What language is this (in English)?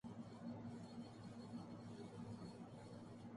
Urdu